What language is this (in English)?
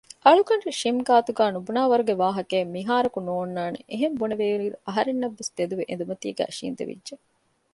Divehi